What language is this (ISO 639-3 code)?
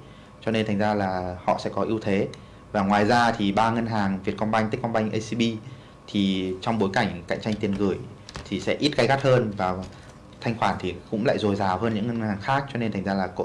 vie